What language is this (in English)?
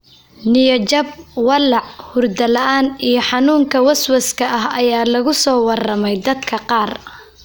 Somali